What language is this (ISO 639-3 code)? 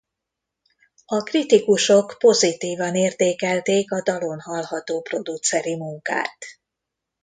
hun